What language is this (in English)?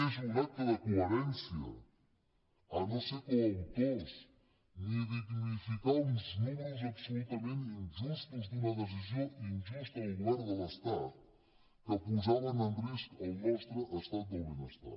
Catalan